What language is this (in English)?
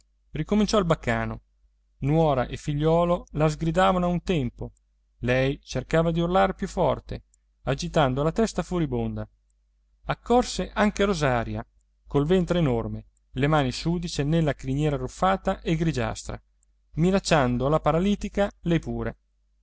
Italian